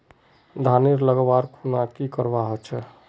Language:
Magahi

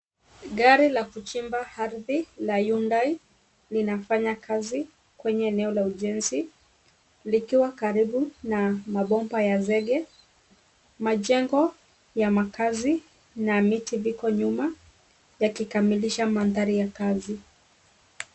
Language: Swahili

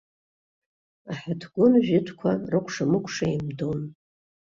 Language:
Abkhazian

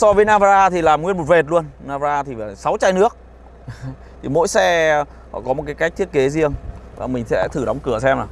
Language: Vietnamese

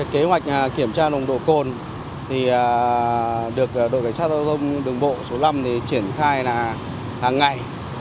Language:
Vietnamese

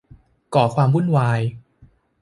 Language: Thai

